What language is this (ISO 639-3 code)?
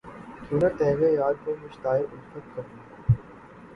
urd